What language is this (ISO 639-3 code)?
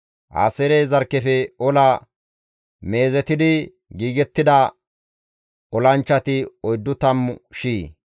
gmv